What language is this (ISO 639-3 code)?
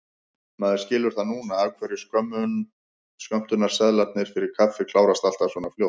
isl